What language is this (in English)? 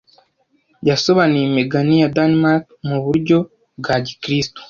Kinyarwanda